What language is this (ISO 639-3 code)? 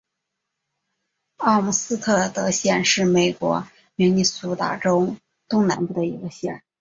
zho